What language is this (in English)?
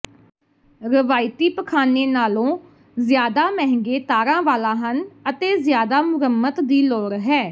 Punjabi